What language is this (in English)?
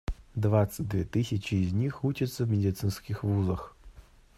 Russian